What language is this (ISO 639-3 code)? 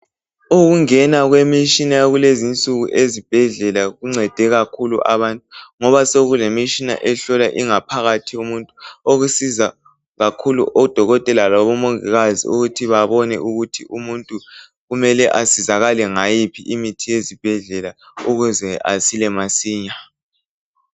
nde